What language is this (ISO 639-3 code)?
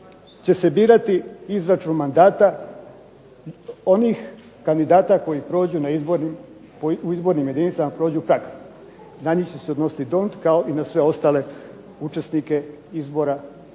hrv